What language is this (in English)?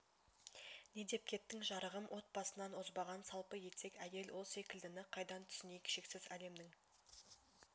Kazakh